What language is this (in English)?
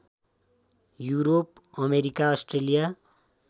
Nepali